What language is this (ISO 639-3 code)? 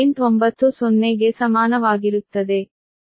kan